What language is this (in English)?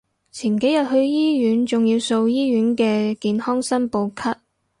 Cantonese